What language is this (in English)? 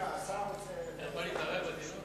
Hebrew